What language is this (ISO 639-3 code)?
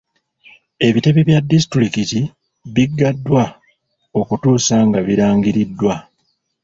lug